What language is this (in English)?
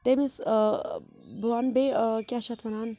Kashmiri